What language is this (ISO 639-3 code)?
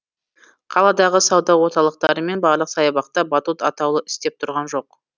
kaz